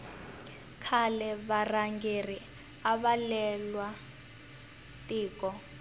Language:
Tsonga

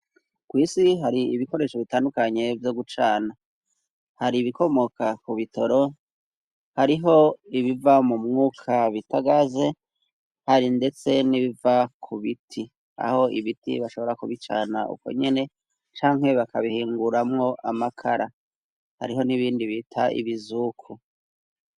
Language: Rundi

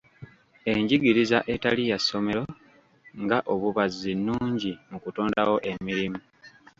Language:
Ganda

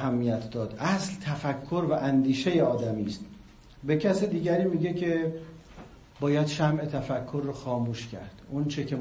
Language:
Persian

